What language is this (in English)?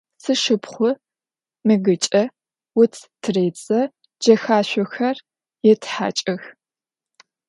Adyghe